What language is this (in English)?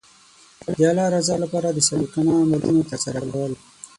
Pashto